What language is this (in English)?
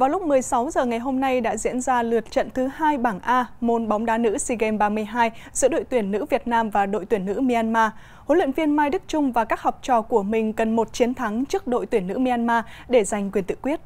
Vietnamese